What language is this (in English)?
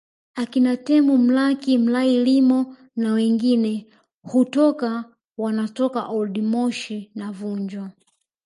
Swahili